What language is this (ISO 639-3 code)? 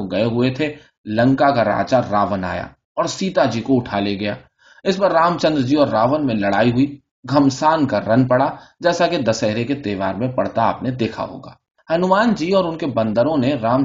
urd